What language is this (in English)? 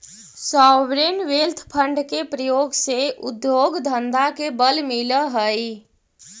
Magahi